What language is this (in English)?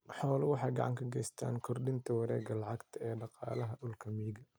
Somali